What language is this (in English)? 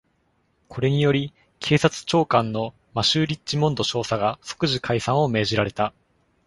Japanese